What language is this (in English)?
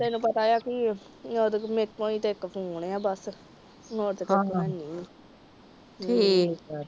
Punjabi